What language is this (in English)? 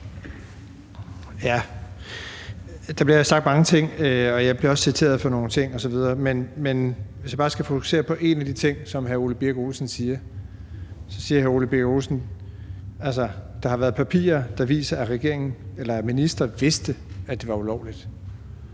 Danish